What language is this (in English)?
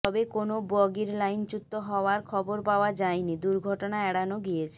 Bangla